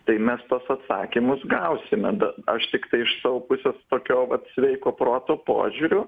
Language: Lithuanian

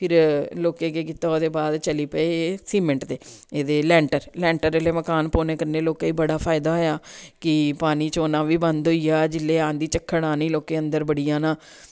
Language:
Dogri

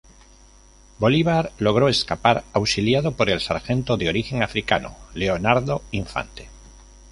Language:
Spanish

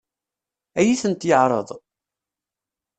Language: Kabyle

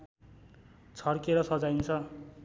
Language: Nepali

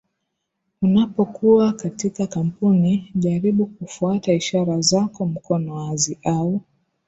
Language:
Swahili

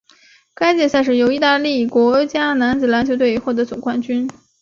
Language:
Chinese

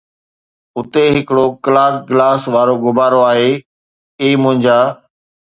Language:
Sindhi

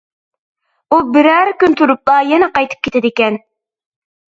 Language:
Uyghur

